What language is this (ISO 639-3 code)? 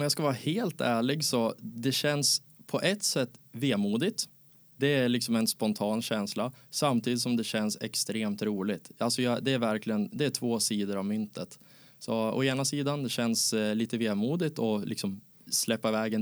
swe